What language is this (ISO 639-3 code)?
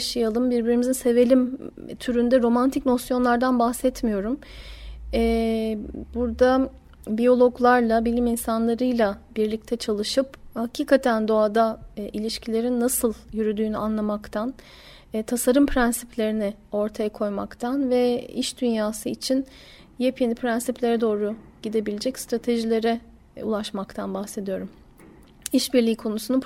tur